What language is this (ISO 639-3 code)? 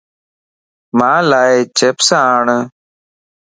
lss